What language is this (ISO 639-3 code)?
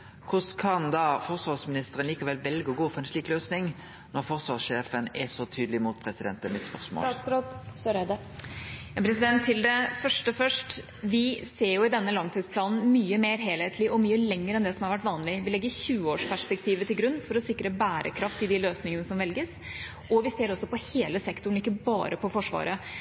nor